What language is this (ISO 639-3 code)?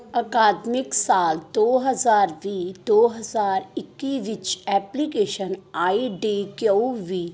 pan